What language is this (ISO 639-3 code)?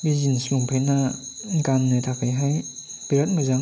brx